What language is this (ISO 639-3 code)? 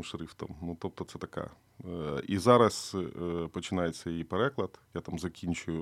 ukr